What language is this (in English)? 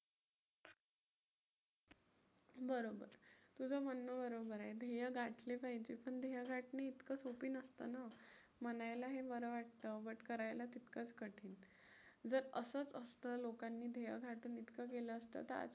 Marathi